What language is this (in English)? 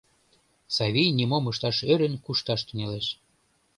Mari